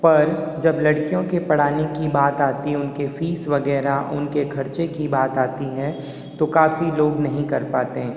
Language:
Hindi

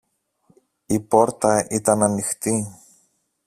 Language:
Greek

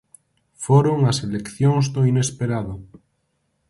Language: Galician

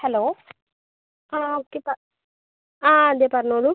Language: Malayalam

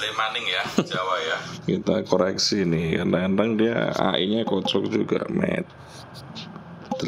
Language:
Indonesian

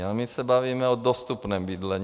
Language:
Czech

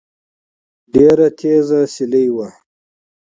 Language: Pashto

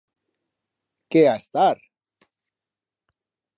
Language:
Aragonese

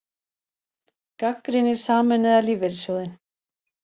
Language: Icelandic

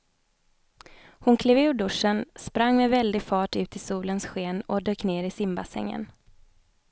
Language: Swedish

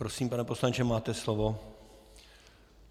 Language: Czech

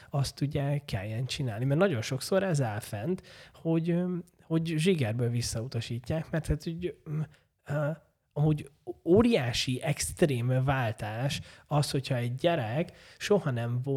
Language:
Hungarian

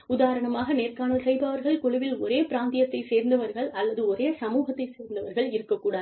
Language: Tamil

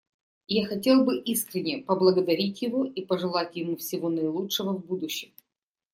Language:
Russian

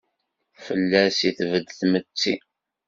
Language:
Kabyle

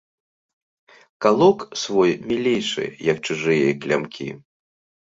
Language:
Belarusian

